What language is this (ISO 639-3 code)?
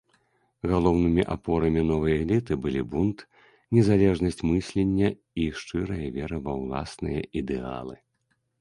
bel